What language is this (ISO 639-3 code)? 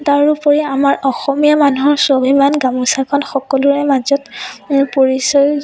asm